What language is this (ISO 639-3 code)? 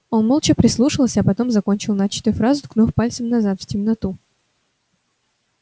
rus